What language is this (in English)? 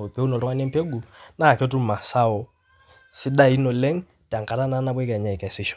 Masai